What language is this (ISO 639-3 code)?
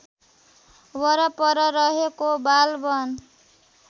nep